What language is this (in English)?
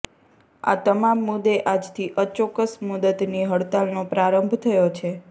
Gujarati